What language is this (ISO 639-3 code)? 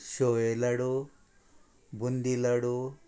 kok